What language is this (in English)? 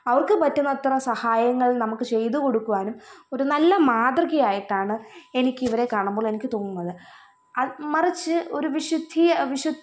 Malayalam